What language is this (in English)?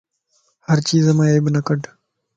Lasi